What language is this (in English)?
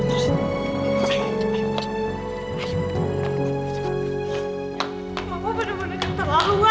Indonesian